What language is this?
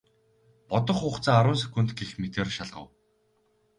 Mongolian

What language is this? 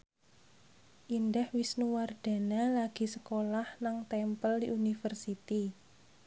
Javanese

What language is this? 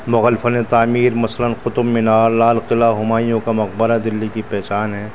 Urdu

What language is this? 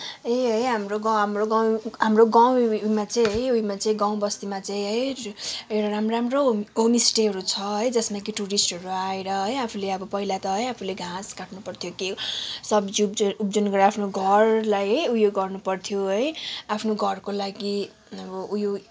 Nepali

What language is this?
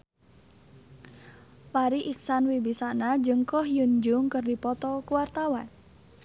Sundanese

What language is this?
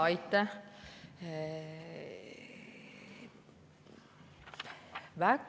Estonian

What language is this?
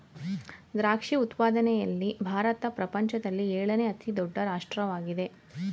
Kannada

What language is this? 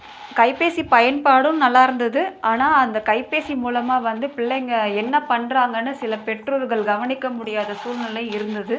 Tamil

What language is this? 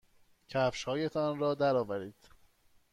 Persian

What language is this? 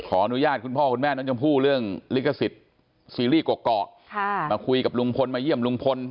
Thai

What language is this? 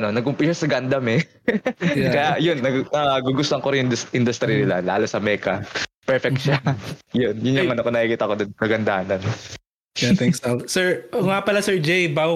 Filipino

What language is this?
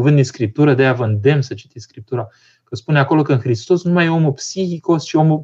Romanian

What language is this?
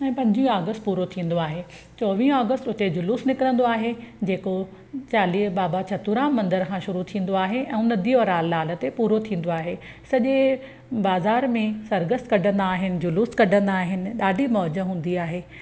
Sindhi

